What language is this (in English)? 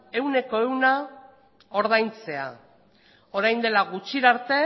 Basque